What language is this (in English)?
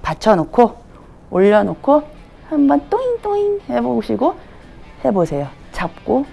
Korean